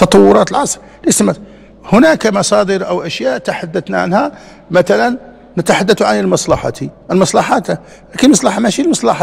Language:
Arabic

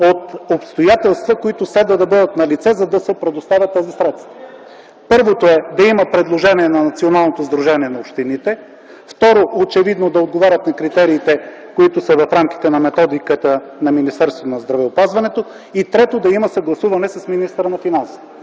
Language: Bulgarian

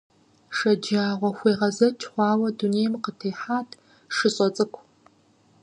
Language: Kabardian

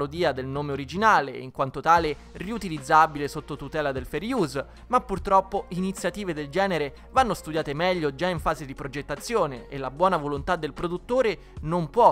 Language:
Italian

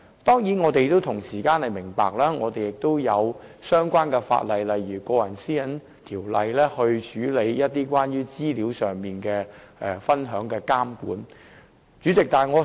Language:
Cantonese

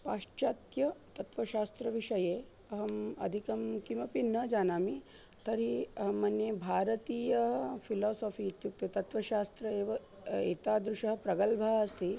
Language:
Sanskrit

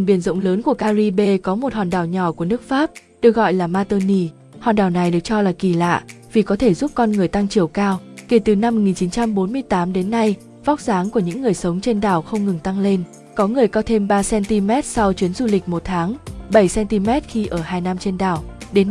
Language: Vietnamese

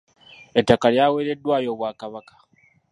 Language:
Ganda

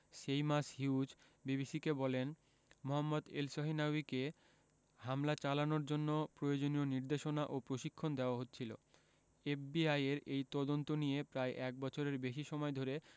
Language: Bangla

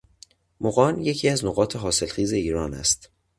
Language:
Persian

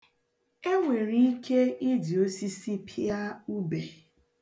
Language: Igbo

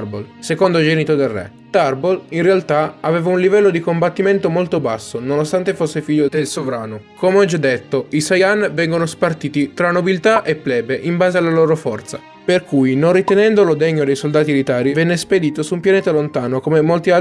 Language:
Italian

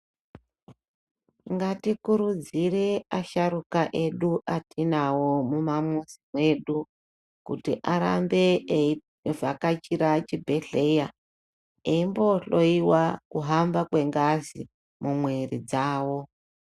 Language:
Ndau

